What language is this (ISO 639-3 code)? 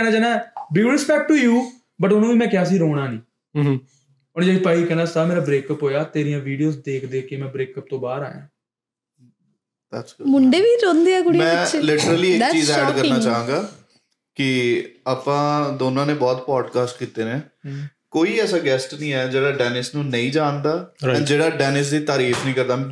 pan